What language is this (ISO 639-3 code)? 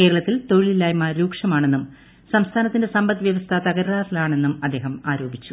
mal